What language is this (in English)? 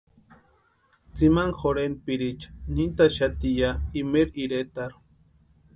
Western Highland Purepecha